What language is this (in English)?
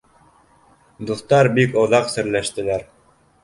Bashkir